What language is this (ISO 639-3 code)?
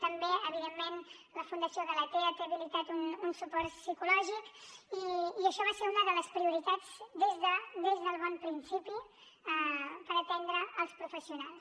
cat